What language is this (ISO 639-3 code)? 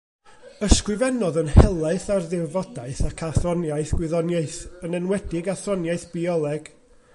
cym